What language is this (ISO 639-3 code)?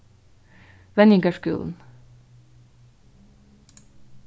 fao